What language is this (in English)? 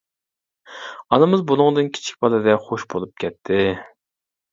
Uyghur